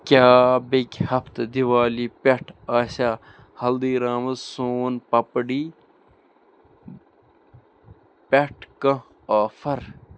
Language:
Kashmiri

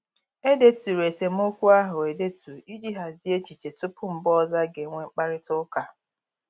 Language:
Igbo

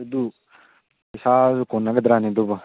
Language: Manipuri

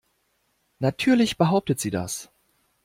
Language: German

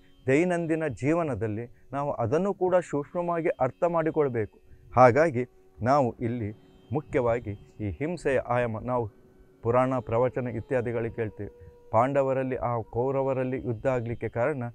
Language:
Kannada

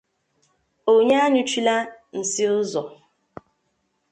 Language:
Igbo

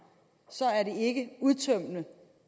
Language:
Danish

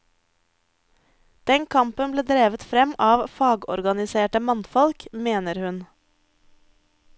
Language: Norwegian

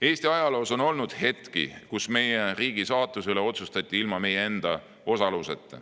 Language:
Estonian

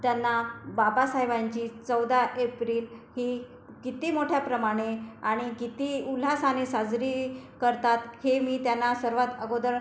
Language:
Marathi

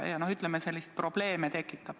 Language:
Estonian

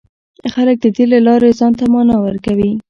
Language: Pashto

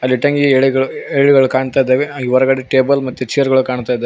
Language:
Kannada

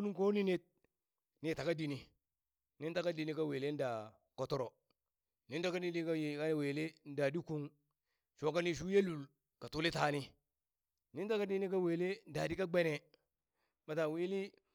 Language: Burak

